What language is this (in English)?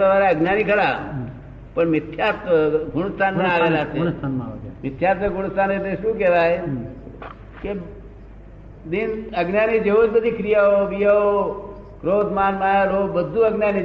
Gujarati